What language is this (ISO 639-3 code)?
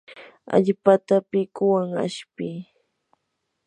qur